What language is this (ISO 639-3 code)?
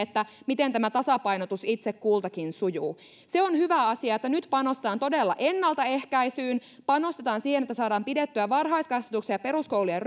fin